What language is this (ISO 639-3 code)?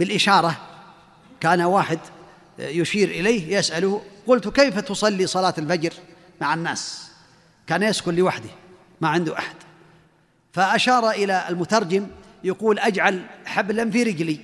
ara